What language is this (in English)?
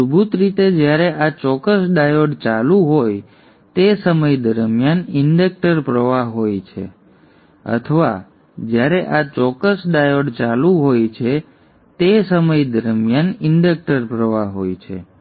Gujarati